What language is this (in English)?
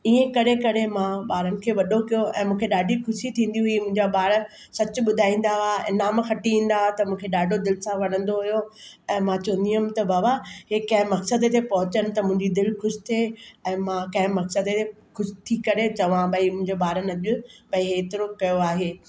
Sindhi